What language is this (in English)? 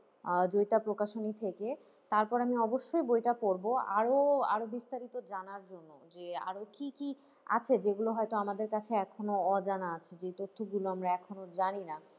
Bangla